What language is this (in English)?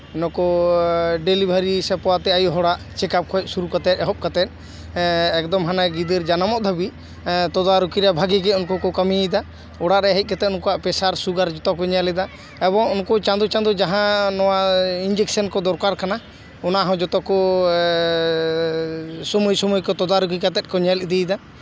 Santali